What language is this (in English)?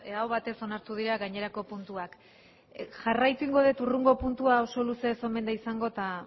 Basque